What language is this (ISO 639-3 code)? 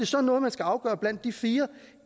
dan